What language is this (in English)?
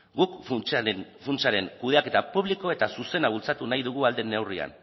Basque